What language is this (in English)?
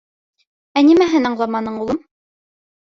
Bashkir